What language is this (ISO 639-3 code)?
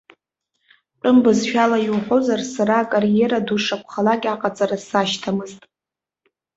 abk